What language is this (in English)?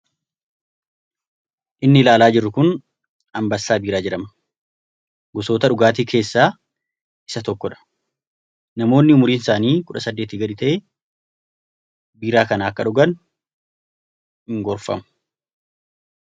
Oromo